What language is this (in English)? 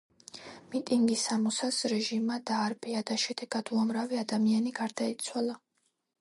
Georgian